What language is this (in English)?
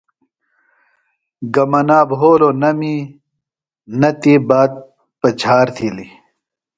Phalura